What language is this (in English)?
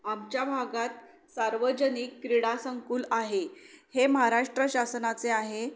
Marathi